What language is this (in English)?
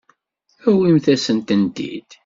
Kabyle